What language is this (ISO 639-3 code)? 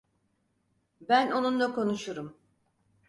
tur